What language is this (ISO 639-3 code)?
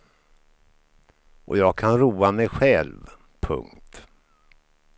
swe